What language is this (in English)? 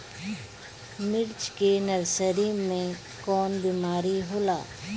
Bhojpuri